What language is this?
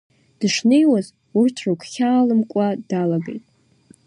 Abkhazian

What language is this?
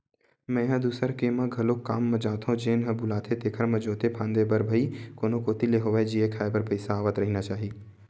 Chhattisgarhi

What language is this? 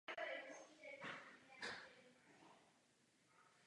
Czech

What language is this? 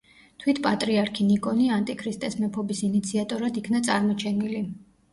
Georgian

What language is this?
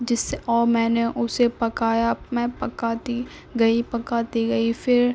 Urdu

